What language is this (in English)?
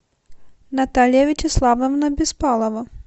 Russian